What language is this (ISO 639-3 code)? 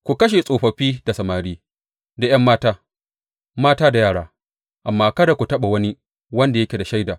hau